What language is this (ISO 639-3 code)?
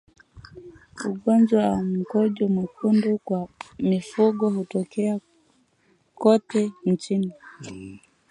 swa